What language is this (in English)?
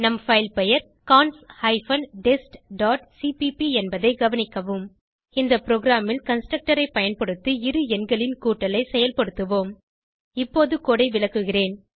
Tamil